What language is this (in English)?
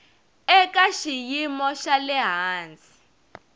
Tsonga